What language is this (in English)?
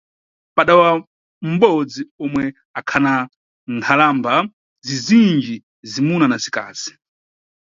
Nyungwe